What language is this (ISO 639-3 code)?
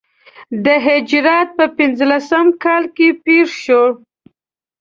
pus